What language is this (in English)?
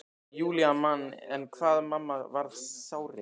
Icelandic